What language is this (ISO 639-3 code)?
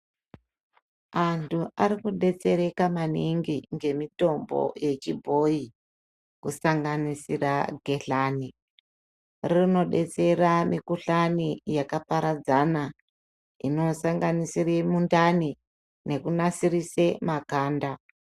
ndc